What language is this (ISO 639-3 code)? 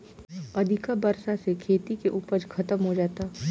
bho